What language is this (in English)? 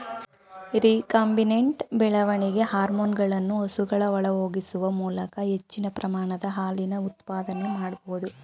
Kannada